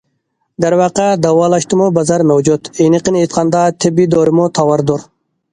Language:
Uyghur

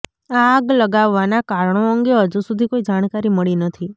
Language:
Gujarati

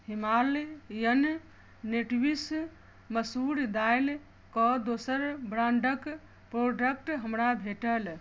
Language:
Maithili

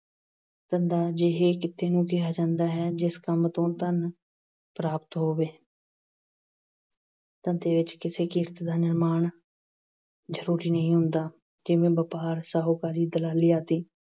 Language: Punjabi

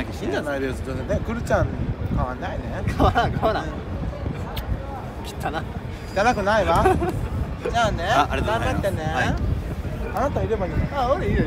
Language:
Japanese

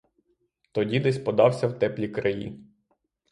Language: Ukrainian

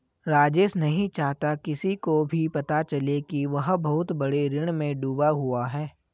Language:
Hindi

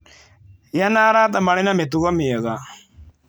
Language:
Kikuyu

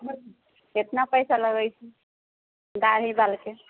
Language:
Maithili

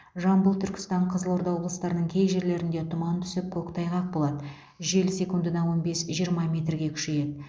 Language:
Kazakh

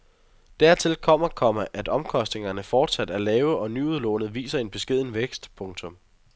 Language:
Danish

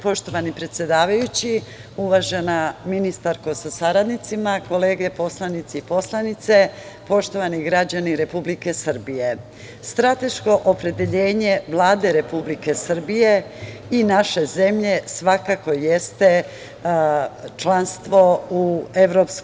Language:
Serbian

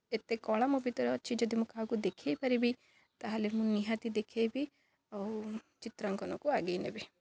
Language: Odia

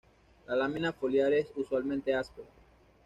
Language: Spanish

